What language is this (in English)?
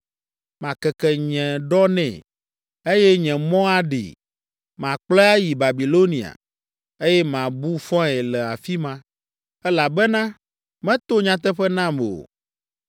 Ewe